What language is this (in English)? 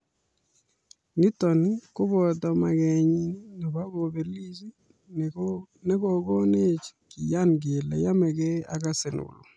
Kalenjin